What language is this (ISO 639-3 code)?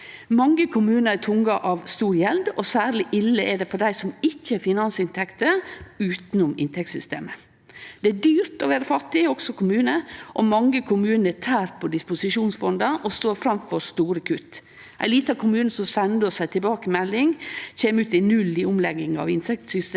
nor